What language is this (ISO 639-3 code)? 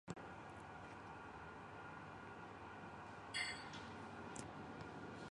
msa